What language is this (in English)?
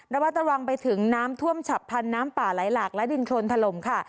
Thai